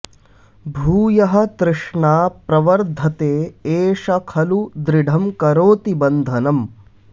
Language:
Sanskrit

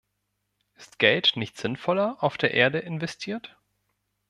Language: German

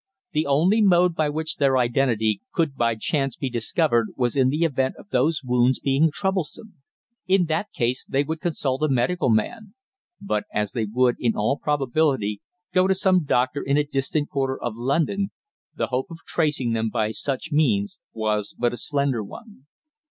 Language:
English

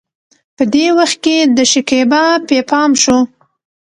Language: Pashto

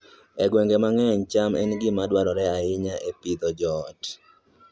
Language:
Luo (Kenya and Tanzania)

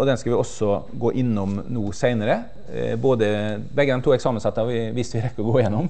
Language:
Norwegian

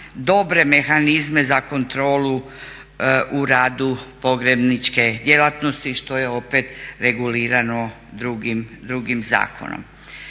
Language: Croatian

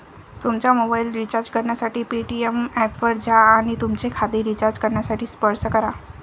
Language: Marathi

